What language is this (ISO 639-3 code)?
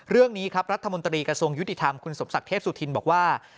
tha